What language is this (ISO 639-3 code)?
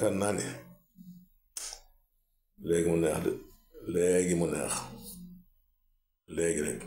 ara